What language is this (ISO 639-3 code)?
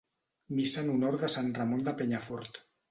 cat